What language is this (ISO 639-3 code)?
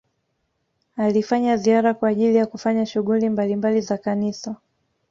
swa